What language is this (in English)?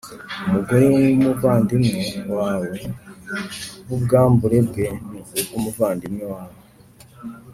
Kinyarwanda